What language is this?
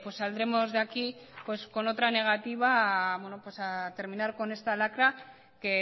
Spanish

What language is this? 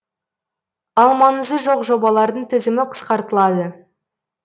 Kazakh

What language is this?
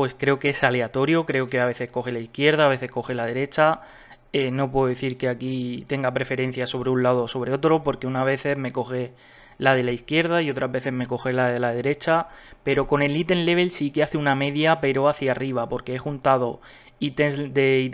Spanish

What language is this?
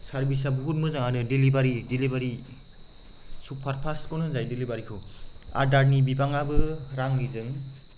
Bodo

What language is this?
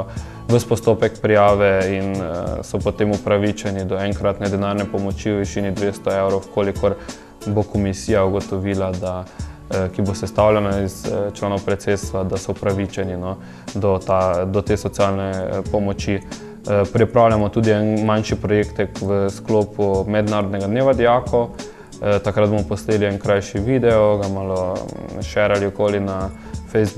Romanian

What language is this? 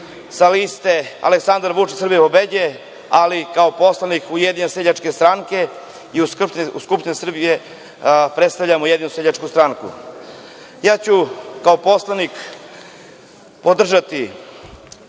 Serbian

